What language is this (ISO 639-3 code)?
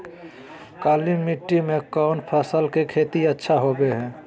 mag